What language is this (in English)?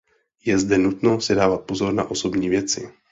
Czech